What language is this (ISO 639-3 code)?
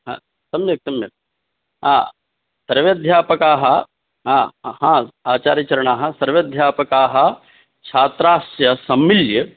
san